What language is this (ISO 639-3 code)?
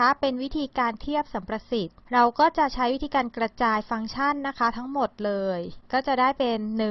tha